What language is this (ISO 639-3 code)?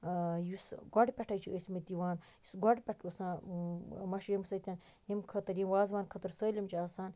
kas